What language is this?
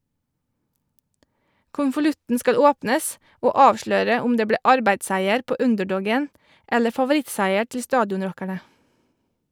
Norwegian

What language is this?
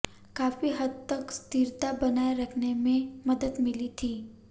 Hindi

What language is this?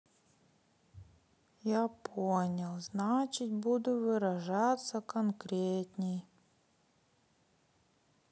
Russian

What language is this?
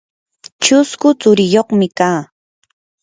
Yanahuanca Pasco Quechua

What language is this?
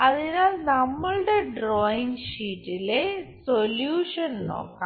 Malayalam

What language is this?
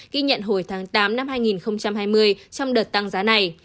Vietnamese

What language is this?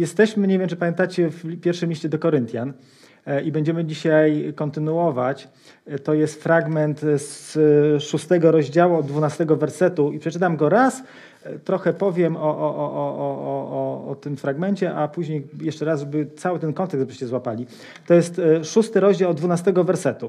Polish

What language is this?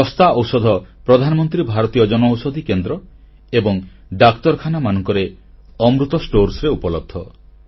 Odia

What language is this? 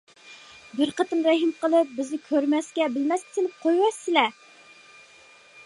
Uyghur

